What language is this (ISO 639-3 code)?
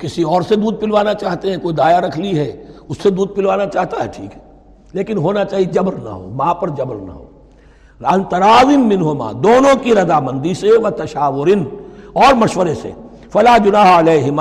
urd